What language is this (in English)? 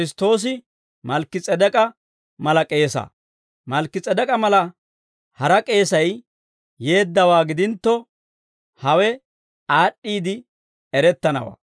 Dawro